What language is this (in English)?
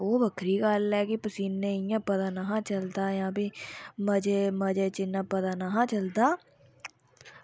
Dogri